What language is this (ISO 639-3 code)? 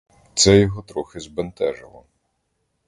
ukr